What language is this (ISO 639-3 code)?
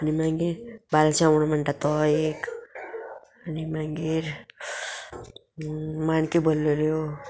kok